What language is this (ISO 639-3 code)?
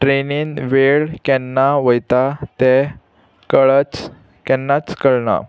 kok